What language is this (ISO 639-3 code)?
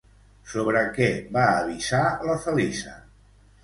cat